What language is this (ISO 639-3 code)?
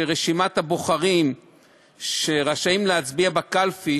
heb